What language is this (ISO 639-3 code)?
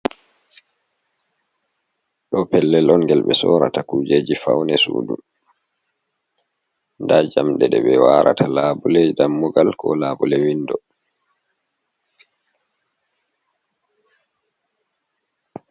ful